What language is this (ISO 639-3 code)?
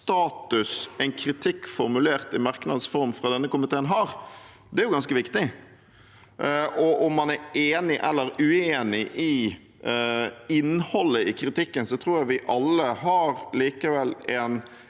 nor